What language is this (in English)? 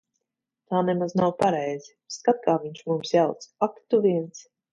Latvian